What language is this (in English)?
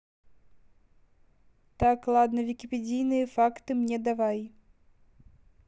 Russian